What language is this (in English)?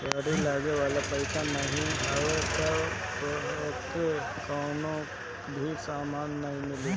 Bhojpuri